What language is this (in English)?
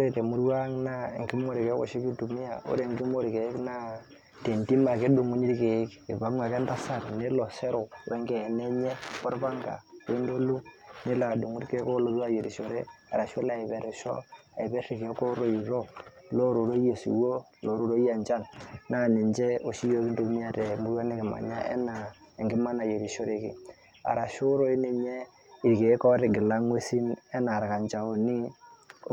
Masai